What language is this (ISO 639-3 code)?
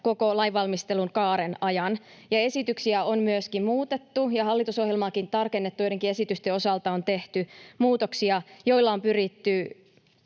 fin